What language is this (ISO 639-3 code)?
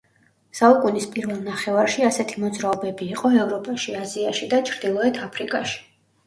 kat